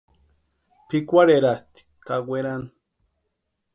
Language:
Western Highland Purepecha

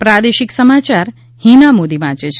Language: Gujarati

